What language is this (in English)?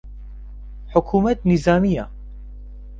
Central Kurdish